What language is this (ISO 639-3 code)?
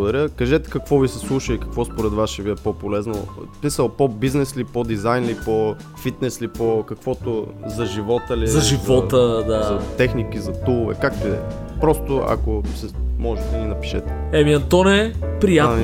bul